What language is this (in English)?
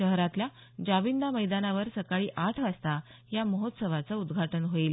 Marathi